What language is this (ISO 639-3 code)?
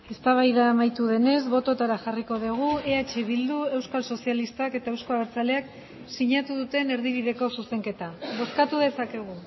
eus